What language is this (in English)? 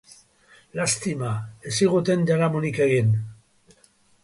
Basque